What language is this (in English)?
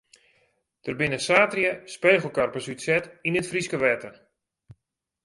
Western Frisian